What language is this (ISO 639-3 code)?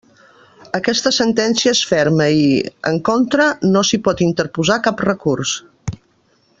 cat